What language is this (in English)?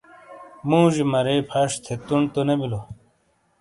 Shina